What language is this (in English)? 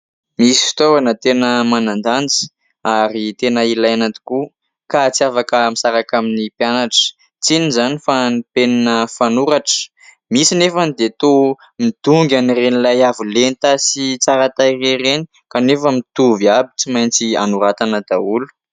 Malagasy